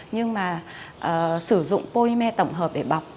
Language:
Vietnamese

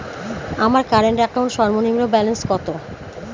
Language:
Bangla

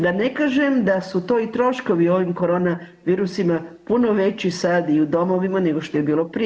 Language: Croatian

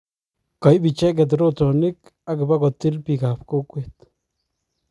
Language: Kalenjin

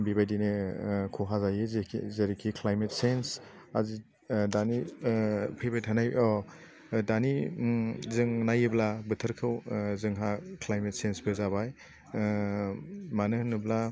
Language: Bodo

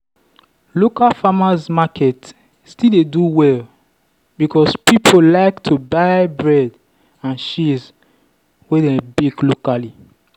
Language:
Nigerian Pidgin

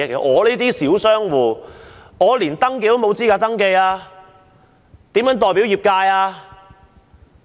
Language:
Cantonese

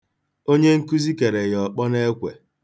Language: Igbo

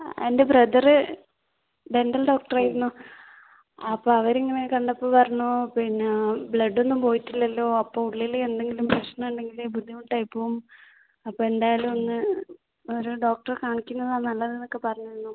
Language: Malayalam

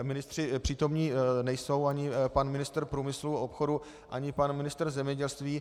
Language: Czech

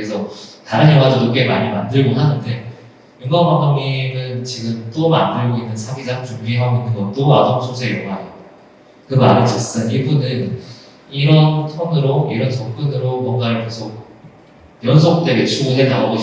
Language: Korean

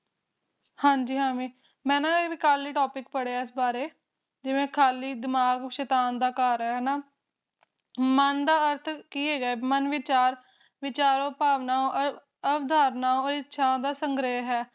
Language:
Punjabi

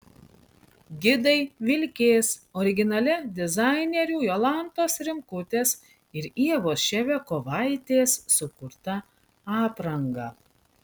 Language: Lithuanian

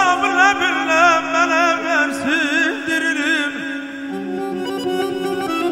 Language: Arabic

